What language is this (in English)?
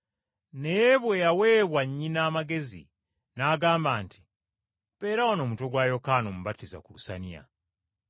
Ganda